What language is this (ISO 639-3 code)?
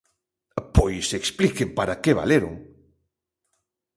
glg